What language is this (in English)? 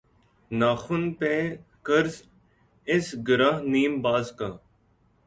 Urdu